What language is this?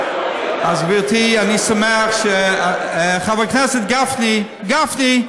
Hebrew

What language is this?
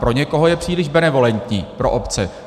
Czech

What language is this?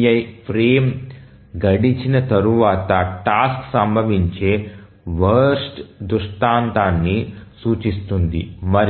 Telugu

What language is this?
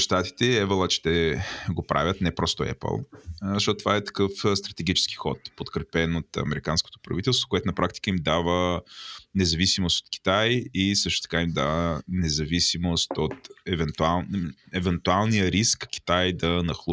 Bulgarian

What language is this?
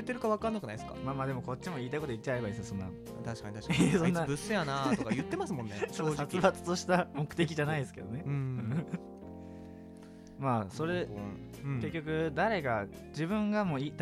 Japanese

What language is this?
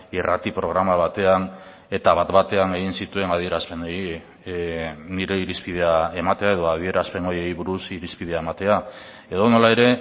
Basque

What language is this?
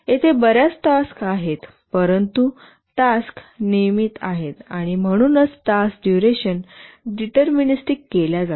Marathi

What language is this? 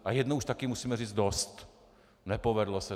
Czech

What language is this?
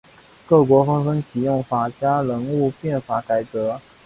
Chinese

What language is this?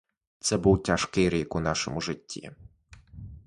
Ukrainian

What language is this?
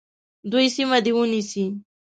Pashto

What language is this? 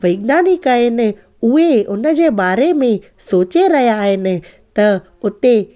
Sindhi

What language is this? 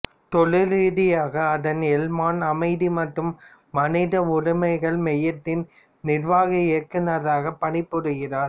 Tamil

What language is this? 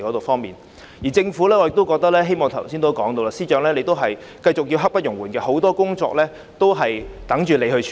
Cantonese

